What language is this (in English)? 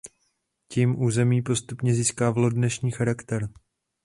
Czech